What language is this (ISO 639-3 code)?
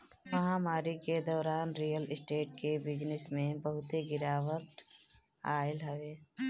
bho